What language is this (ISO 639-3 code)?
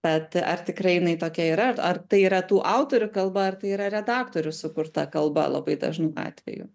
lit